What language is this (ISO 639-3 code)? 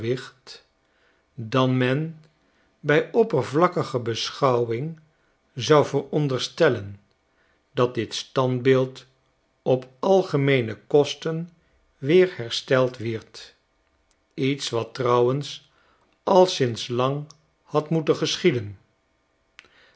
nld